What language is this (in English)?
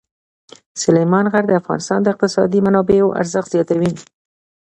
Pashto